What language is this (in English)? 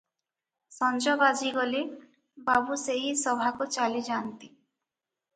Odia